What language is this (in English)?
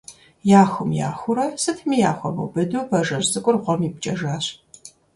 Kabardian